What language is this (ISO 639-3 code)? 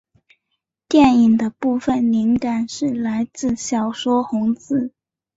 zho